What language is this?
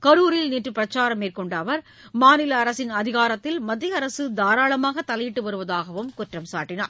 Tamil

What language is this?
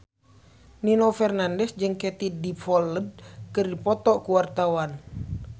Sundanese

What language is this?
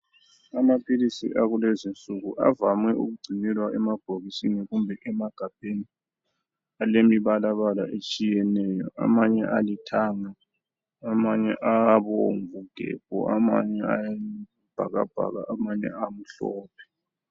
North Ndebele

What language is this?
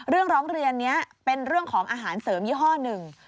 Thai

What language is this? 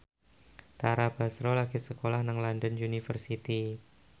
Javanese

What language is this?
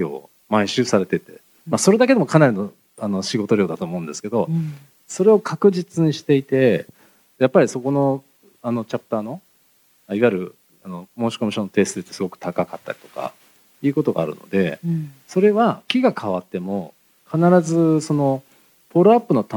Japanese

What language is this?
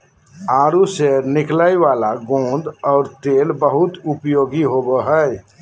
Magahi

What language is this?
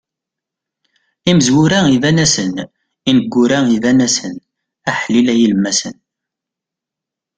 Kabyle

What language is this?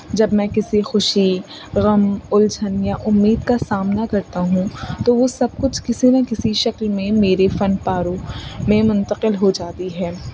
Urdu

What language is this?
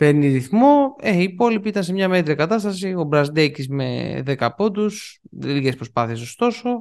Greek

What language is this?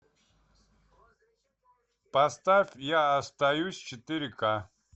Russian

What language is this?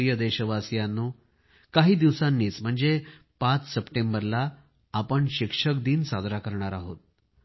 Marathi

